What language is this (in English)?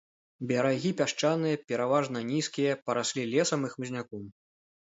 Belarusian